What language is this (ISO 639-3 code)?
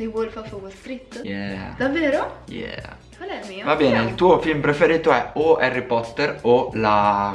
ita